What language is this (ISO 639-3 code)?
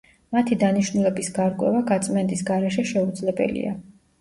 kat